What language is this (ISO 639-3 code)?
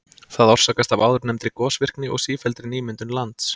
isl